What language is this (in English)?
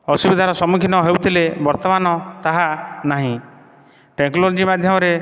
Odia